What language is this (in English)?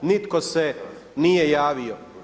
Croatian